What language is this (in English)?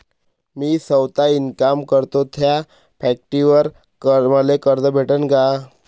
Marathi